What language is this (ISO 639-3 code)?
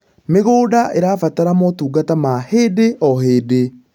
kik